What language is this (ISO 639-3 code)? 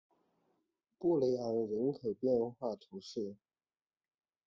zho